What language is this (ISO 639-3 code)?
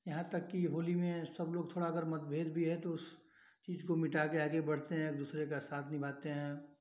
hin